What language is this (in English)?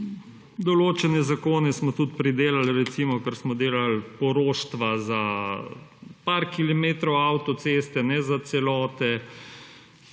Slovenian